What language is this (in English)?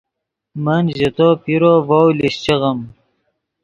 Yidgha